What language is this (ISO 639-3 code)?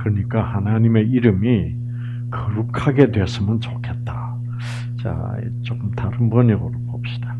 kor